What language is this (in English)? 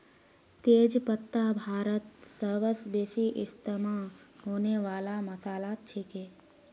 Magahi